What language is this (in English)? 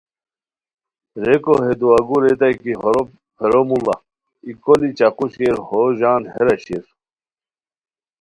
Khowar